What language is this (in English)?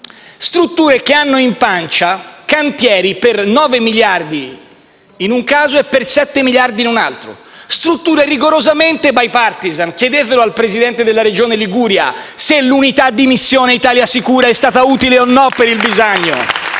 Italian